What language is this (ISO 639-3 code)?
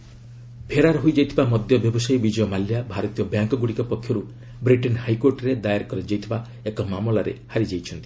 ori